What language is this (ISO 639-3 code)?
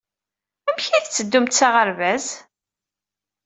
kab